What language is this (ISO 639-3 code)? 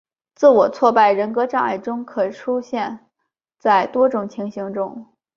zho